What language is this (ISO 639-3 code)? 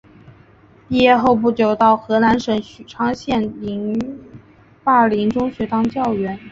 zho